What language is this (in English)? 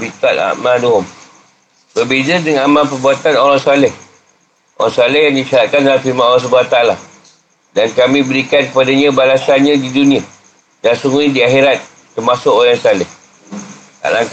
Malay